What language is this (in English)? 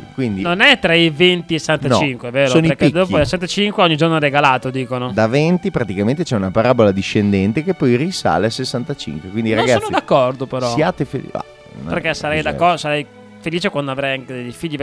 Italian